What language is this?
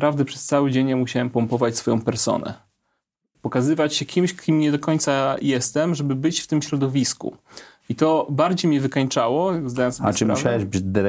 Polish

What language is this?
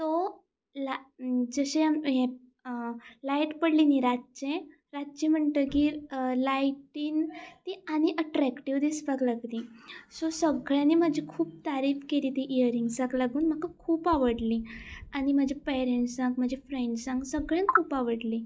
Konkani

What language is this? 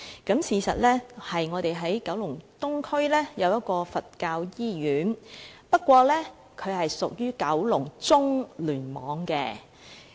Cantonese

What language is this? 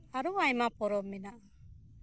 Santali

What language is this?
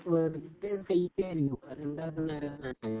Malayalam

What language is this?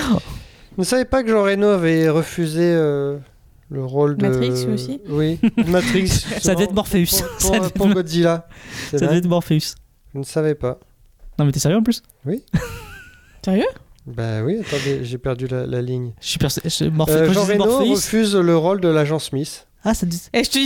French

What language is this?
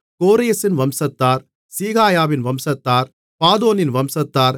Tamil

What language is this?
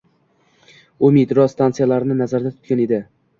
Uzbek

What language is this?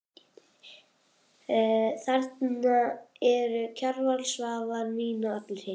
Icelandic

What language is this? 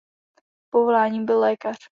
Czech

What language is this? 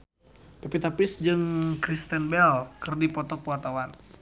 Sundanese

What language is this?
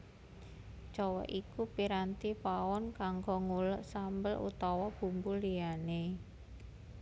Javanese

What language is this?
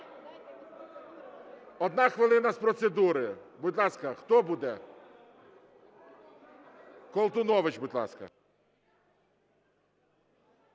Ukrainian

